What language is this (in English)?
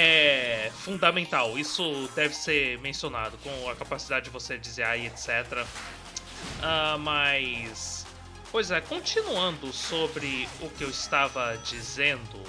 Portuguese